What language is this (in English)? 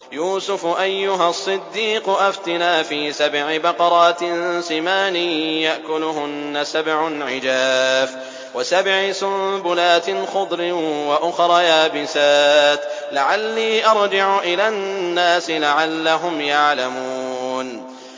Arabic